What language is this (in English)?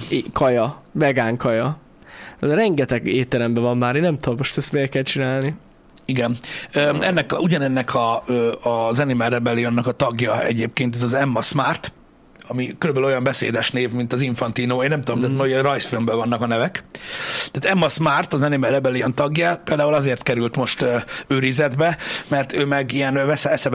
Hungarian